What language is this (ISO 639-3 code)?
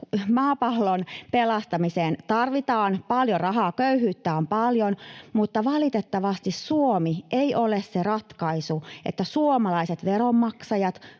fin